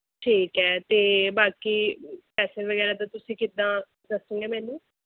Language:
Punjabi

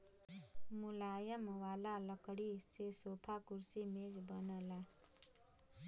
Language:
Bhojpuri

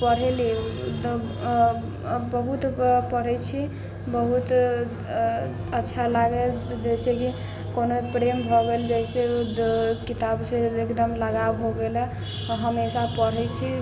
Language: Maithili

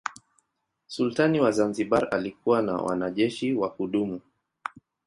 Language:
Swahili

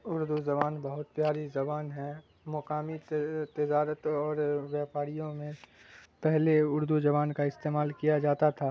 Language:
Urdu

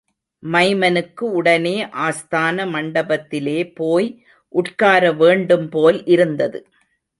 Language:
Tamil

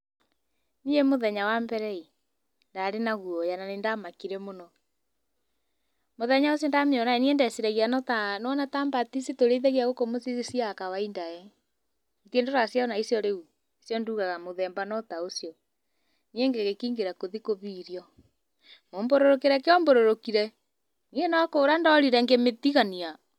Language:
Kikuyu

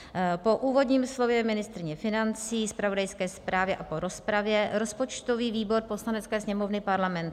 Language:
Czech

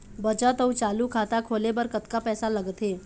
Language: Chhattisgarhi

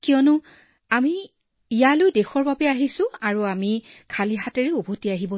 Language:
Assamese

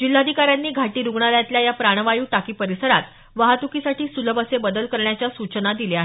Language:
Marathi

